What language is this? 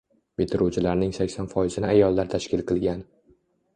Uzbek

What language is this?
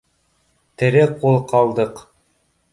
Bashkir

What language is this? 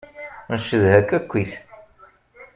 Kabyle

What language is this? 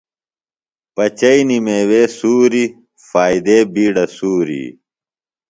Phalura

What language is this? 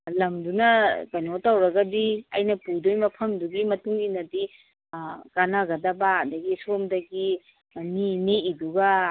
Manipuri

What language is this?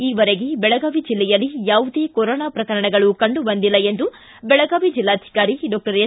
Kannada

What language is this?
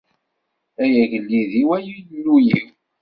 Kabyle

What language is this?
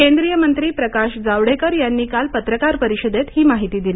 Marathi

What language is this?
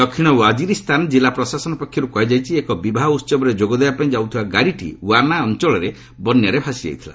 Odia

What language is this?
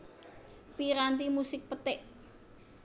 Javanese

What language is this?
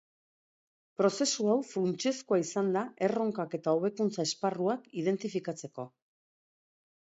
Basque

